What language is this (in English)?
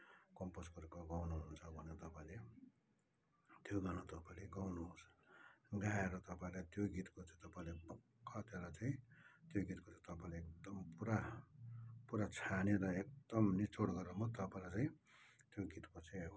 Nepali